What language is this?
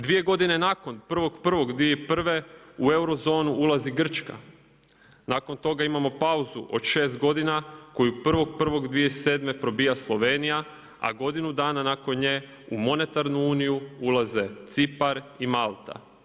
Croatian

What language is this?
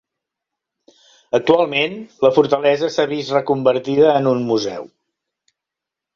Catalan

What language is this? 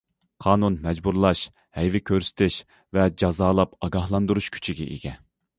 Uyghur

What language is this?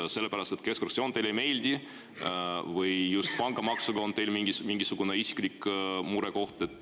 Estonian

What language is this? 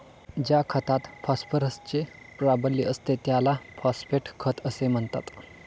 Marathi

